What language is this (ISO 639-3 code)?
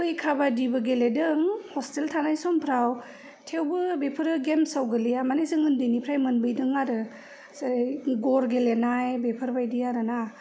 brx